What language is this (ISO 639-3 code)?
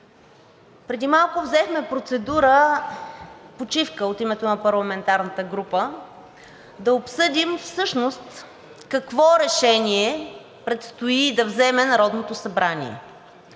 bul